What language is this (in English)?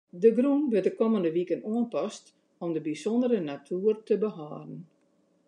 Western Frisian